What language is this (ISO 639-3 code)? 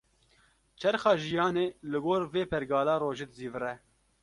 kur